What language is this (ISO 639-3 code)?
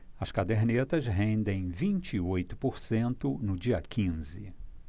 por